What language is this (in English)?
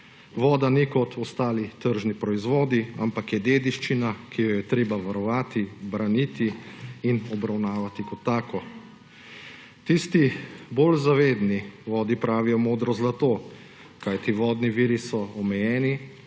Slovenian